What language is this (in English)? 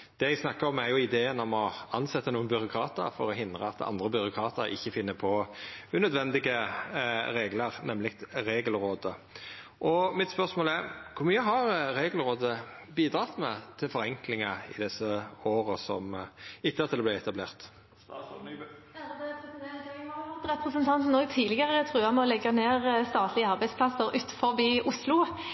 Norwegian